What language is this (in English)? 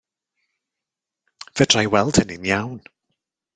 Welsh